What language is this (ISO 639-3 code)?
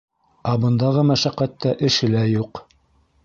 bak